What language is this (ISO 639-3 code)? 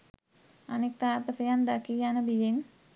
sin